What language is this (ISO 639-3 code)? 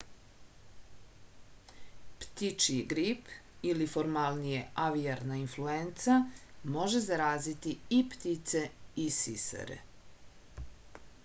srp